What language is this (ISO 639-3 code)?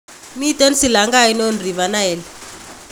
kln